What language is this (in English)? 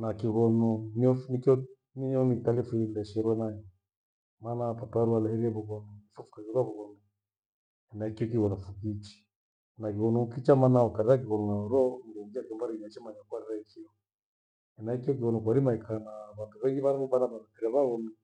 Gweno